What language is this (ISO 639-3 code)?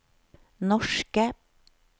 nor